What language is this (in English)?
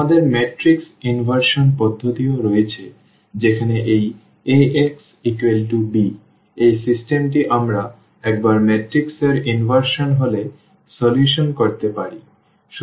Bangla